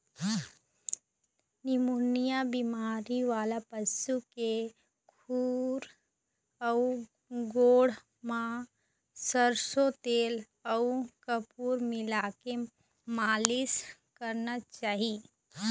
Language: Chhattisgarhi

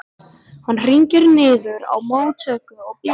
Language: Icelandic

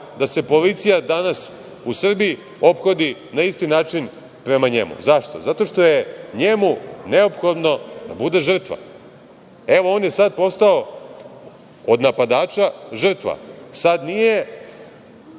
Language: Serbian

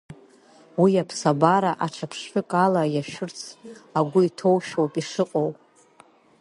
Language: Abkhazian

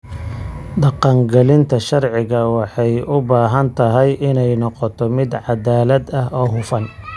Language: Somali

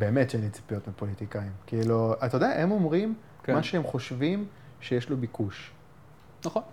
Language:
Hebrew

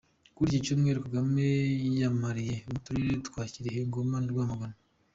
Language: Kinyarwanda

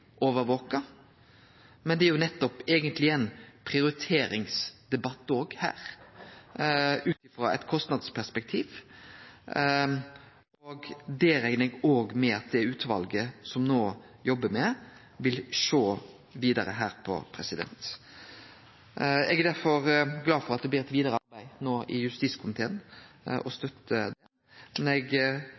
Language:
Norwegian Nynorsk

